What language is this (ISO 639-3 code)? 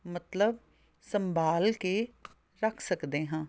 pan